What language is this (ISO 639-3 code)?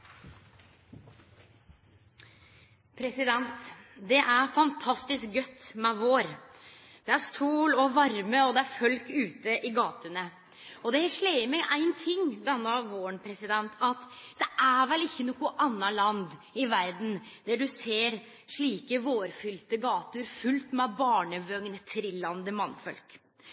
nno